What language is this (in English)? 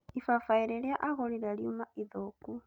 Kikuyu